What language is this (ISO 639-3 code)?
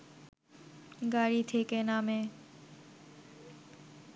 ben